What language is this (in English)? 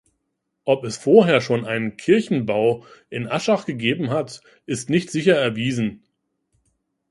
German